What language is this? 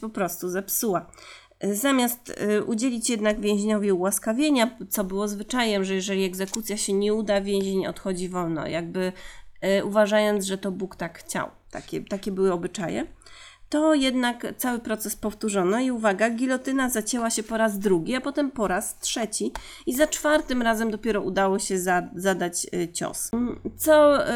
Polish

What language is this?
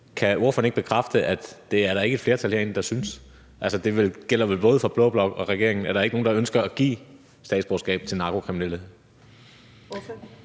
Danish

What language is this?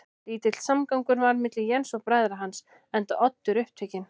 Icelandic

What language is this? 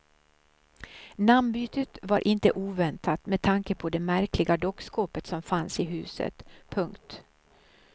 Swedish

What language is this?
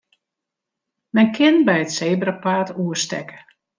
Western Frisian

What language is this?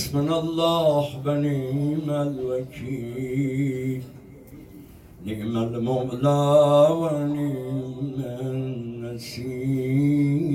Persian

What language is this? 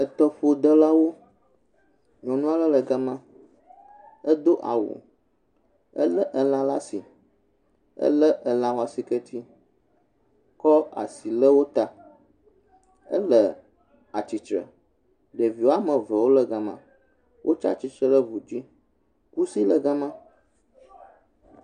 Ewe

